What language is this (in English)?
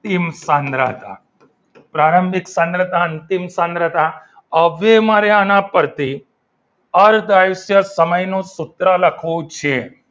Gujarati